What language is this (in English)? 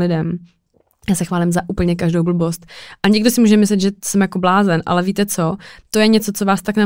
Czech